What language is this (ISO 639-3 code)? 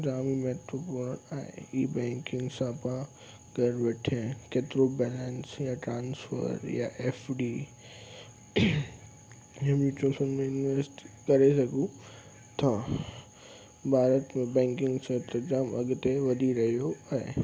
snd